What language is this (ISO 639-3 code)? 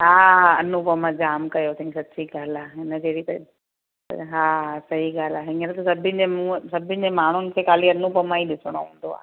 snd